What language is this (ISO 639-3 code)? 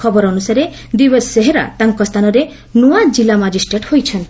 ori